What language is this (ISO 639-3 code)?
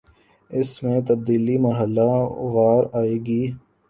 urd